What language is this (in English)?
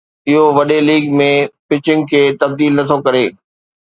Sindhi